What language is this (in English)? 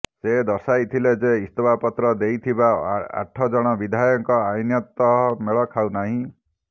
Odia